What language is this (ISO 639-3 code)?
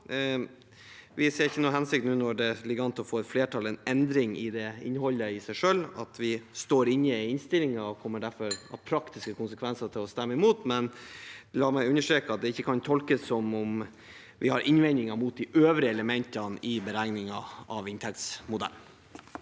nor